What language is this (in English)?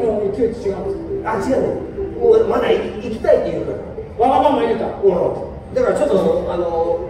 Japanese